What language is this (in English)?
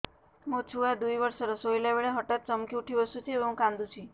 Odia